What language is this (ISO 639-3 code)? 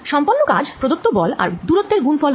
ben